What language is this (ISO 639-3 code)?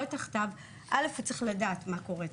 heb